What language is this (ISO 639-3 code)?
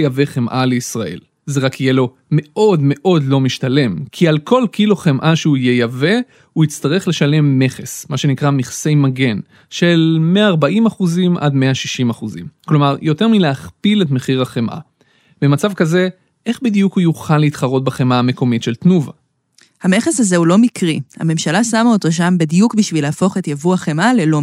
heb